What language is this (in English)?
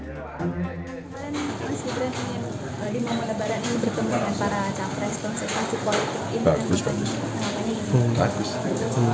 Indonesian